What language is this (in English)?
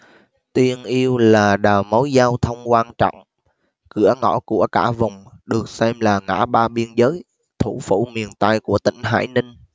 Vietnamese